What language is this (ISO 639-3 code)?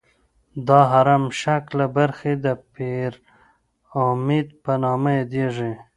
pus